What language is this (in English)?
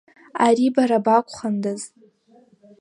Abkhazian